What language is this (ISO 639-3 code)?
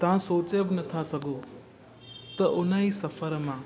snd